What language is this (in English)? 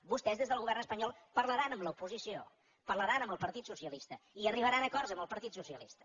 Catalan